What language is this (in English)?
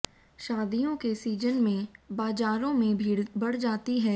Hindi